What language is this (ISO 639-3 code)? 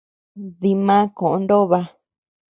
cux